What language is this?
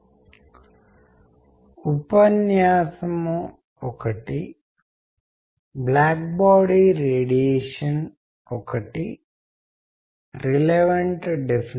Telugu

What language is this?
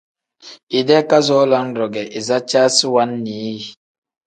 Tem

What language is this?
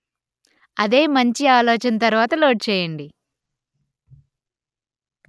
Telugu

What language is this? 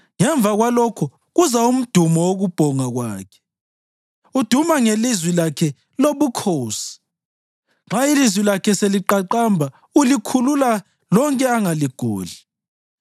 North Ndebele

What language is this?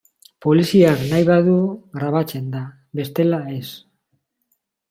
Basque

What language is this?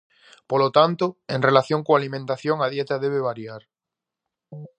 Galician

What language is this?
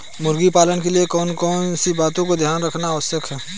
Hindi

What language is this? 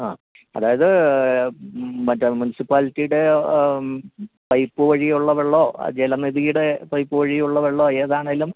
Malayalam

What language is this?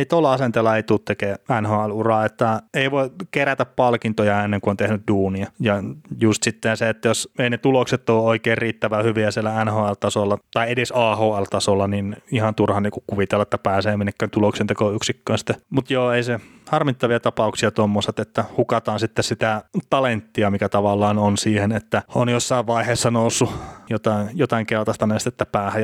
Finnish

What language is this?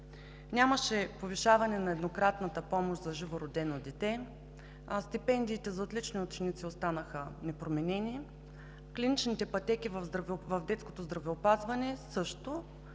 Bulgarian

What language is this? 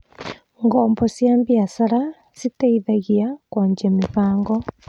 Kikuyu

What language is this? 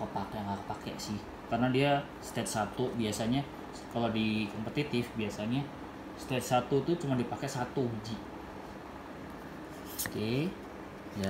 Indonesian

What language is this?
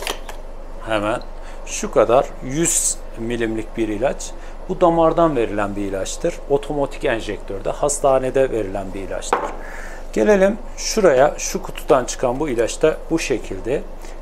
Turkish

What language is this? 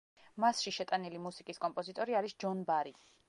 Georgian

